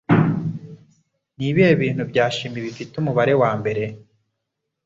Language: Kinyarwanda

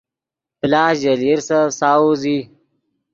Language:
Yidgha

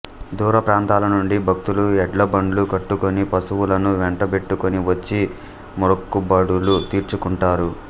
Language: Telugu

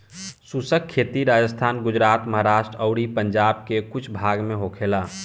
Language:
Bhojpuri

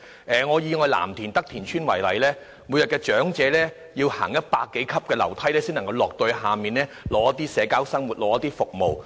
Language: Cantonese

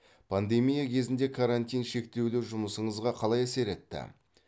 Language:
Kazakh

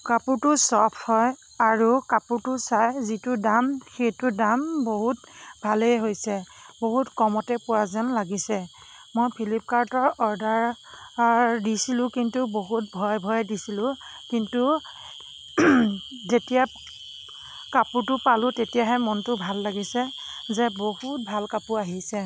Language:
Assamese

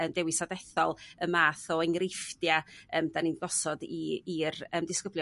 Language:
Welsh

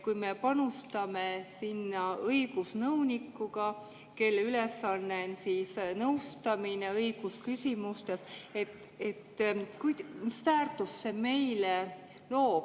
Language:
Estonian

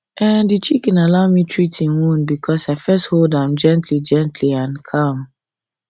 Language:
Nigerian Pidgin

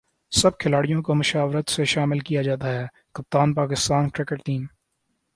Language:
Urdu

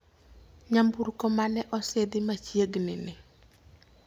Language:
Luo (Kenya and Tanzania)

